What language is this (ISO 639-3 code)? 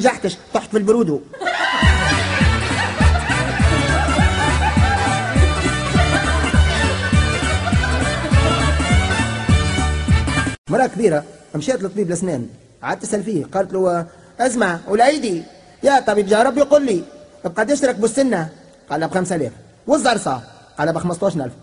ara